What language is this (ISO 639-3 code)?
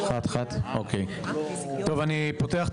heb